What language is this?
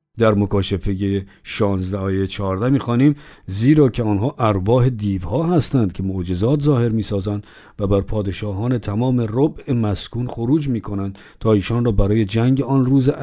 Persian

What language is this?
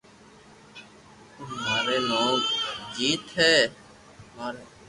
Loarki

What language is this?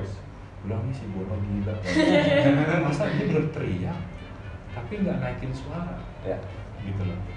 Indonesian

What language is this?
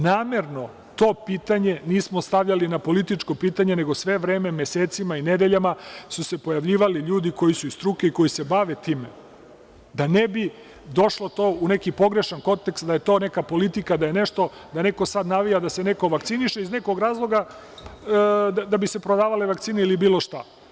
Serbian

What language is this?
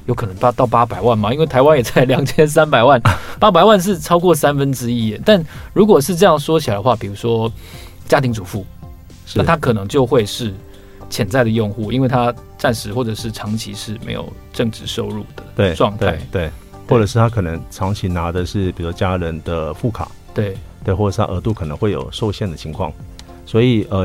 Chinese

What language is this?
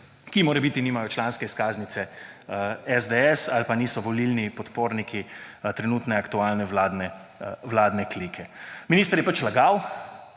Slovenian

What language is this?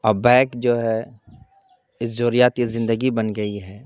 Urdu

